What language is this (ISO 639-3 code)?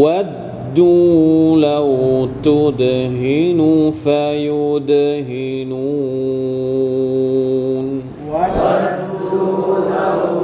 tha